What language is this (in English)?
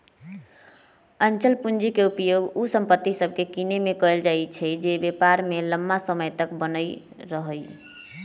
Magahi